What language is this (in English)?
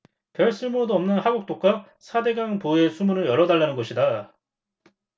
Korean